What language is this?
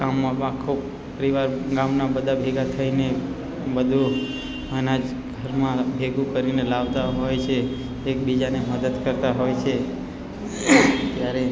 Gujarati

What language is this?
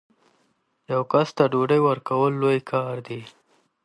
Pashto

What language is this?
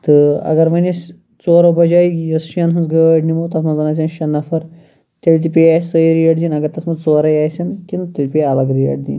Kashmiri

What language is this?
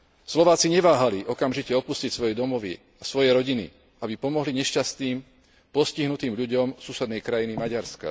Slovak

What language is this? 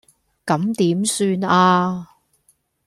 Cantonese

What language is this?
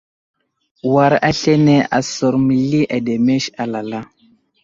Wuzlam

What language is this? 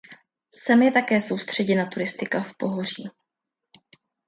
Czech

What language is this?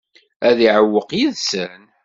Kabyle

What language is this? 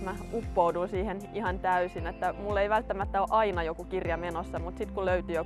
Finnish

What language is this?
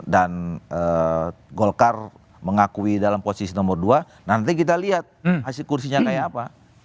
Indonesian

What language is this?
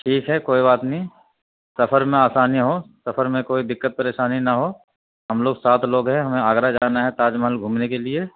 Urdu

